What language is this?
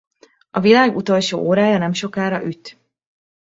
Hungarian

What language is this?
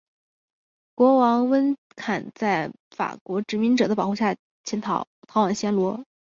Chinese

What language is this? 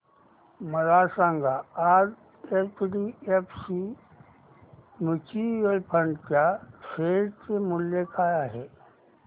Marathi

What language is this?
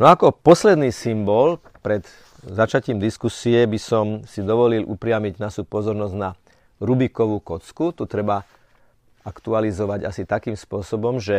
Slovak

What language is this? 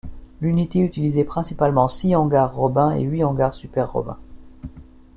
French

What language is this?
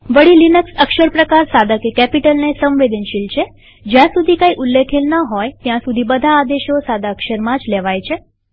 Gujarati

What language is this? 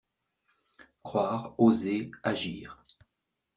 French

